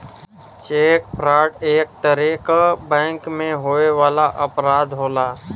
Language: Bhojpuri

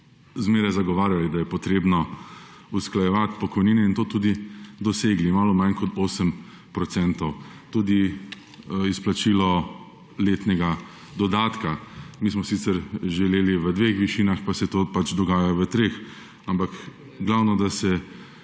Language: Slovenian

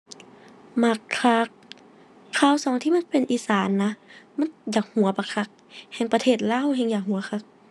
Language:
Thai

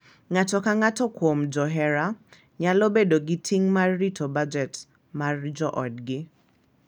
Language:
Luo (Kenya and Tanzania)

